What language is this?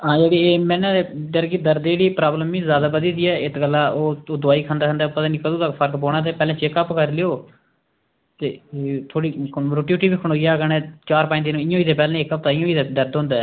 Dogri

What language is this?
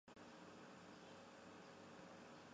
Chinese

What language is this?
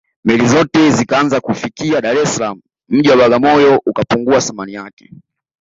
Swahili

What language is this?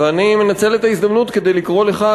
Hebrew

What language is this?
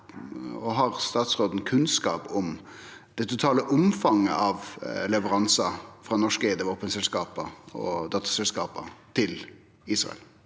Norwegian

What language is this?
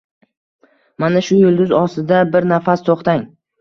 Uzbek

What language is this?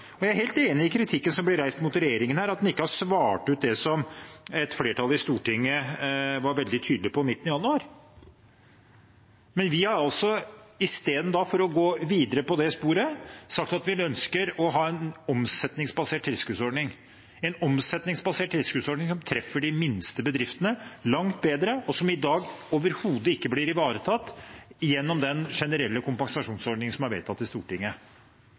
Norwegian Bokmål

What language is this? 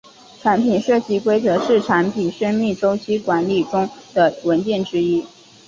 Chinese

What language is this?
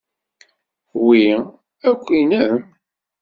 Kabyle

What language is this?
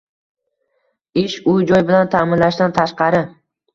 Uzbek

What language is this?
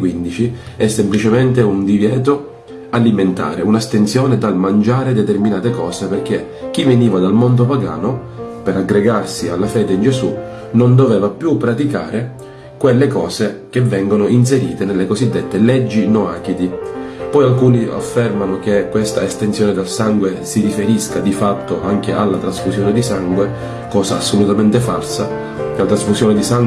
Italian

